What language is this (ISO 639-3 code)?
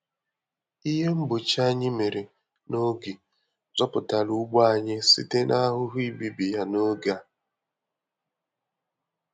ibo